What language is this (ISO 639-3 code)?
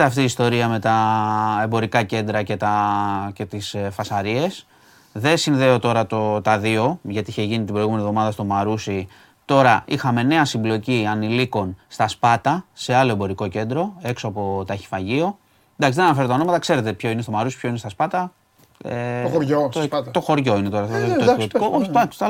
ell